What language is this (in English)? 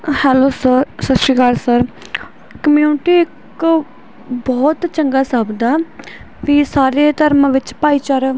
Punjabi